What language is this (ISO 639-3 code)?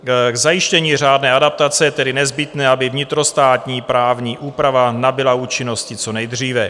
ces